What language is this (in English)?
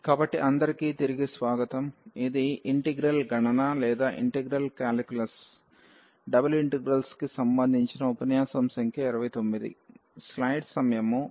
Telugu